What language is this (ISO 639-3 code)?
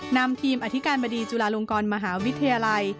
tha